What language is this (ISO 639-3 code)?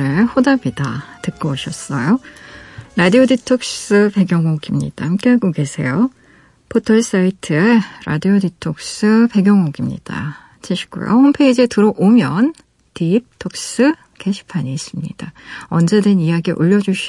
kor